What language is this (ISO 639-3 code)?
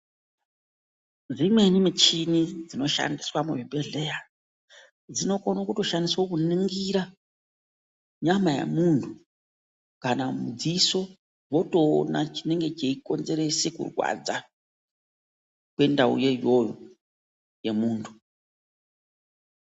ndc